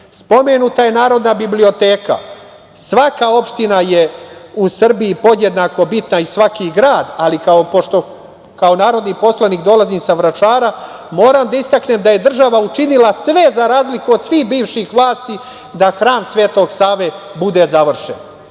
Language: Serbian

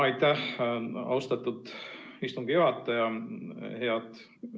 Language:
Estonian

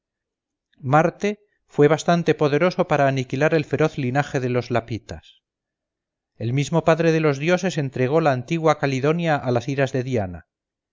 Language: Spanish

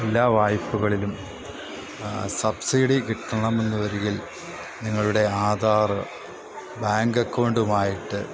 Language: Malayalam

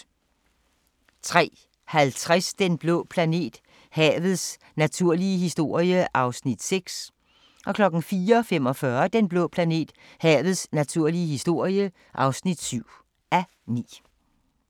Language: Danish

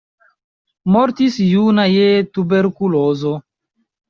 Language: Esperanto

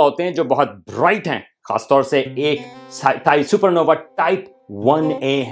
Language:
Urdu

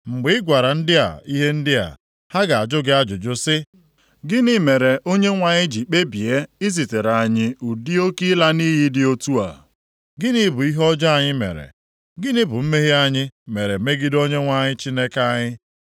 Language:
Igbo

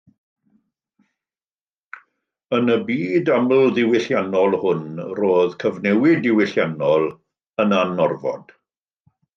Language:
Welsh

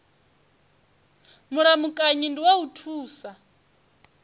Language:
Venda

